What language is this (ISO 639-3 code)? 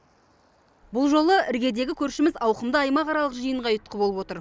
kaz